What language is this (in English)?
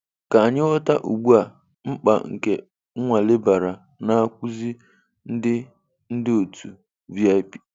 Igbo